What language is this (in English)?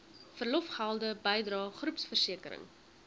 Afrikaans